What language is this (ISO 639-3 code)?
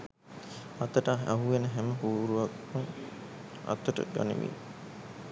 sin